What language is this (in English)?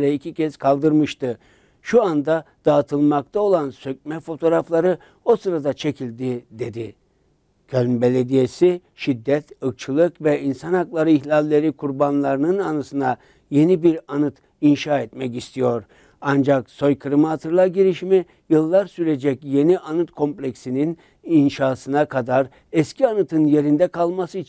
Turkish